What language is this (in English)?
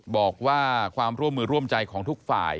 Thai